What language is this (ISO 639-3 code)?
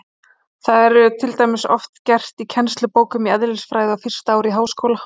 isl